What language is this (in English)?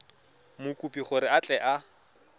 Tswana